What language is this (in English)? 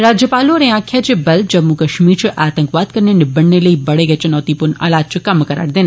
Dogri